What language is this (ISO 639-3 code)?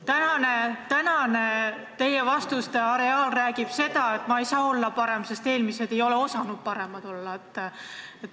est